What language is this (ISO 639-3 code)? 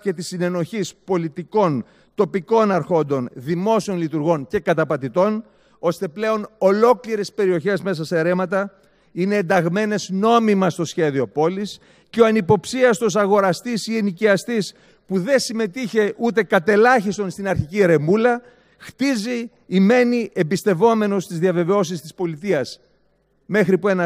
ell